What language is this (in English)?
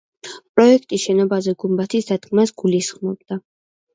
Georgian